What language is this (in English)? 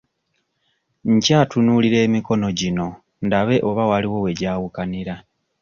Ganda